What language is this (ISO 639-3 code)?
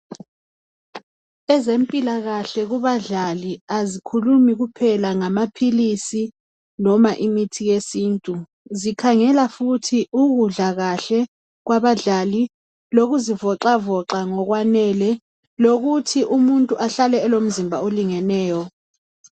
nde